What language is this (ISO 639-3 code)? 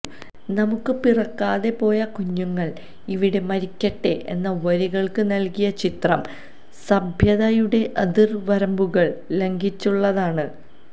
mal